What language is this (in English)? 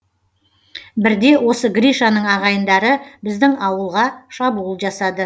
Kazakh